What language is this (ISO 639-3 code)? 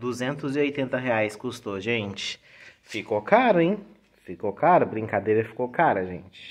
por